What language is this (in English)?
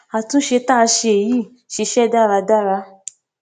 Yoruba